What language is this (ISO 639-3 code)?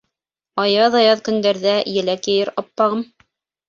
bak